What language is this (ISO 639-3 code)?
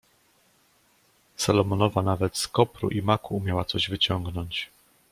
pol